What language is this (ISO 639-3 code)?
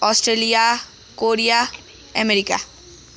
nep